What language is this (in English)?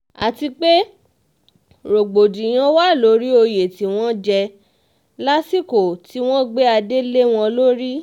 Yoruba